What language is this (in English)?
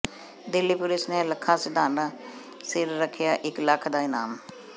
Punjabi